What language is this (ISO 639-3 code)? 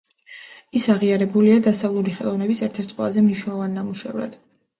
kat